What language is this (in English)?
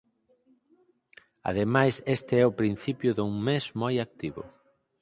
Galician